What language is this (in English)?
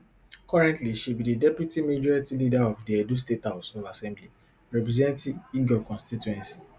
Nigerian Pidgin